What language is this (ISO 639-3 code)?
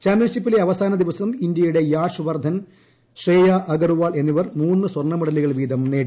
mal